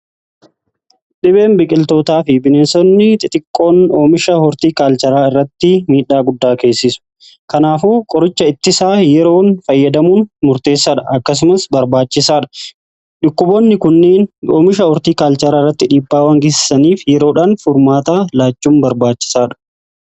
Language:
Oromo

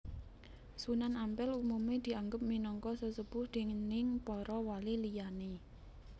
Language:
Javanese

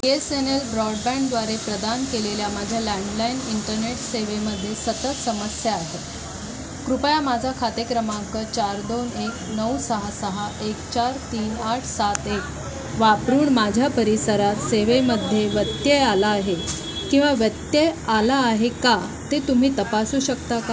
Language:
Marathi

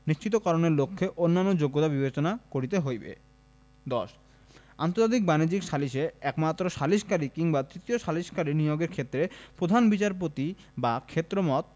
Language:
Bangla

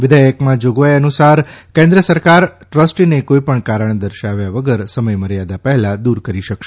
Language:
Gujarati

